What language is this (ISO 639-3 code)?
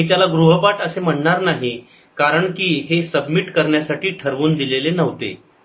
mar